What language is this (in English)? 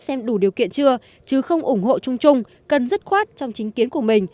Vietnamese